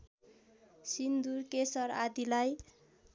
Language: Nepali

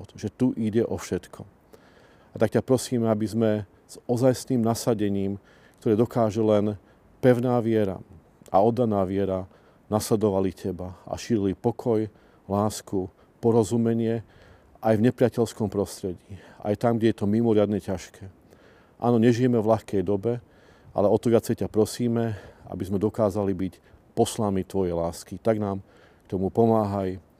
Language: Slovak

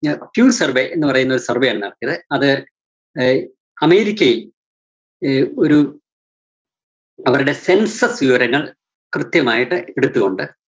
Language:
Malayalam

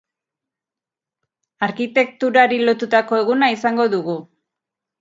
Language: Basque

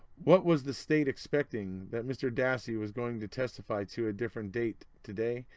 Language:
English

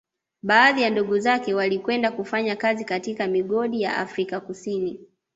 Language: Swahili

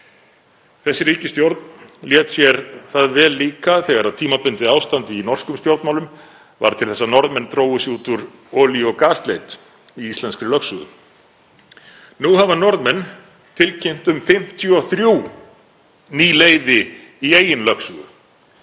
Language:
Icelandic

